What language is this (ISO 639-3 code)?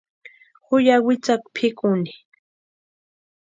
pua